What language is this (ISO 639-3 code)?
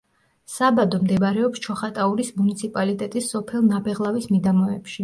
kat